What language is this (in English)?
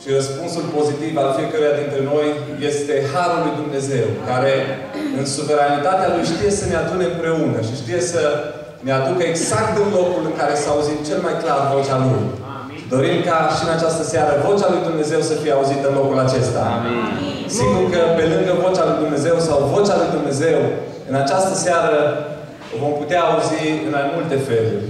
Romanian